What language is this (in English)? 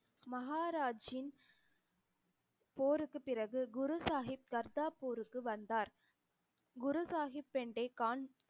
Tamil